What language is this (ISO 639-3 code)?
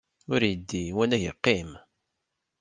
kab